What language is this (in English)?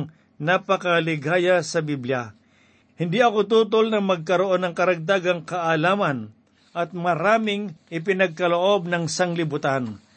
Filipino